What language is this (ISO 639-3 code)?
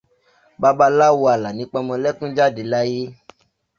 yor